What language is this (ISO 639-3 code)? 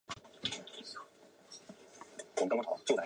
zho